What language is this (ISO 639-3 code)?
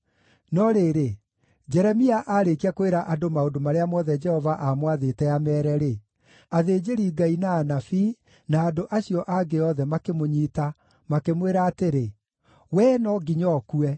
kik